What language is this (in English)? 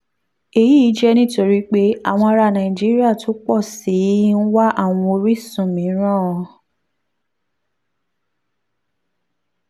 Yoruba